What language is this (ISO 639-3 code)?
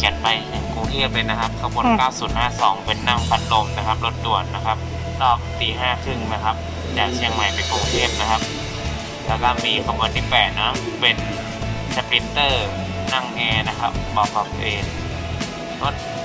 tha